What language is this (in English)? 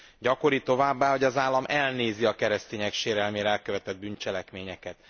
Hungarian